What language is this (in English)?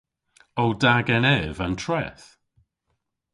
Cornish